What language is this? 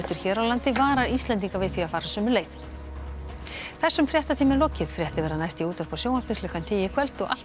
Icelandic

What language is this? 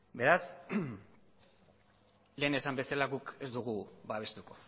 Basque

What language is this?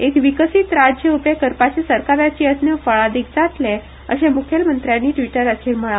Konkani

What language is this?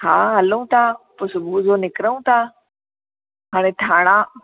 Sindhi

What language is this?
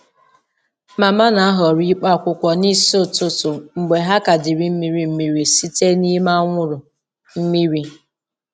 Igbo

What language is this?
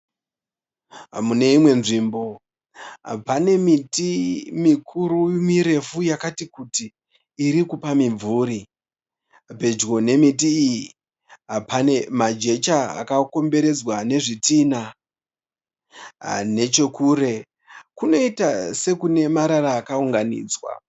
Shona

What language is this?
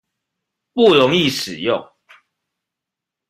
Chinese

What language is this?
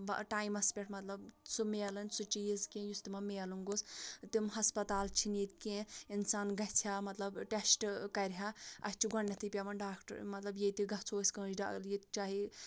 Kashmiri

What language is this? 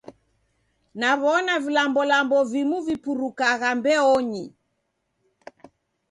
Taita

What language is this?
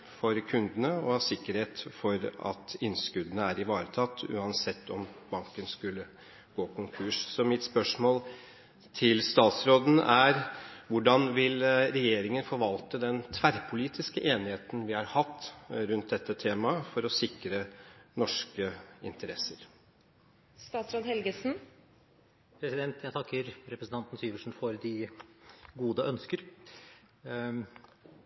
Norwegian Bokmål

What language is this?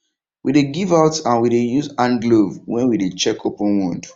Nigerian Pidgin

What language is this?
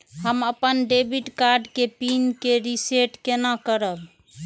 Maithili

